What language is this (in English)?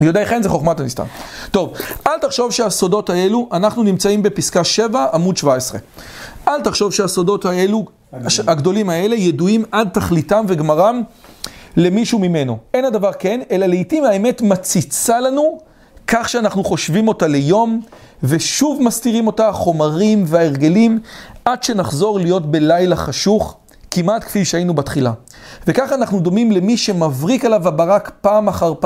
Hebrew